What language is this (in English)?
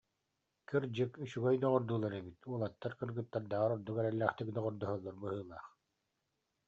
Yakut